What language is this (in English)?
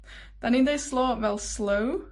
Welsh